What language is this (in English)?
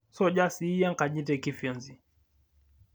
Masai